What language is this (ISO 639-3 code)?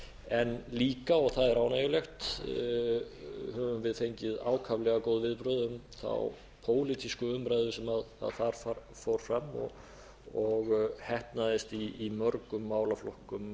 isl